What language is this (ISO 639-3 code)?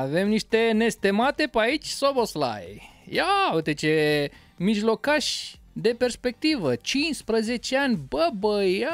ron